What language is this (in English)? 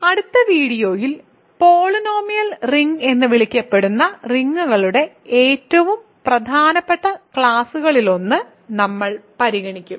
Malayalam